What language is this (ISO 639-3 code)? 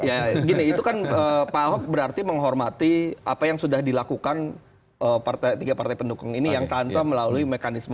ind